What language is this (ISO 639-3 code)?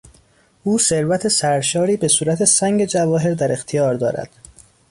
fas